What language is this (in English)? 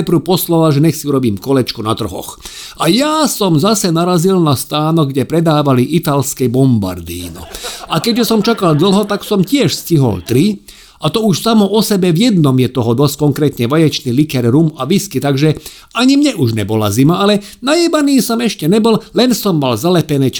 Slovak